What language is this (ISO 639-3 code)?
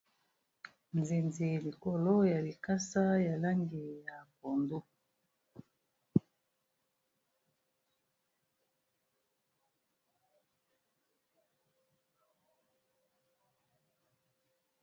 lin